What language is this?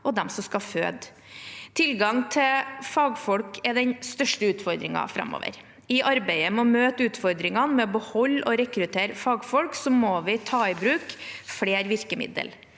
Norwegian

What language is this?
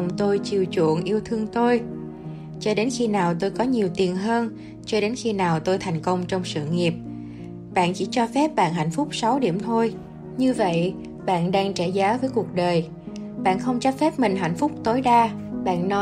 Vietnamese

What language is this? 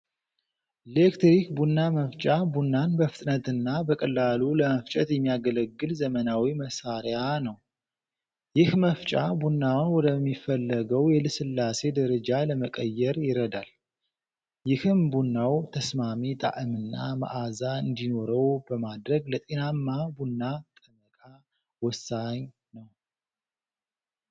Amharic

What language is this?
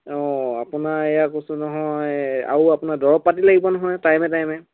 Assamese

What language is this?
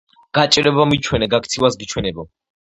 Georgian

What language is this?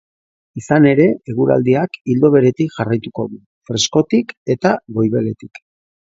Basque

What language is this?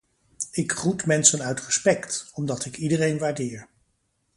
Dutch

